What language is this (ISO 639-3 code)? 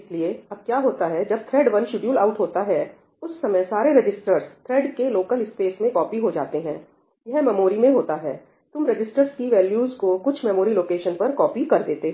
hin